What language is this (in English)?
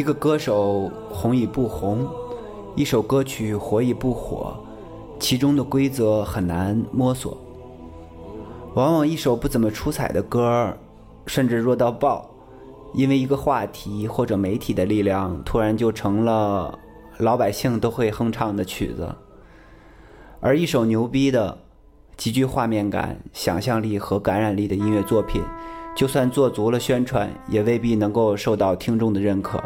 Chinese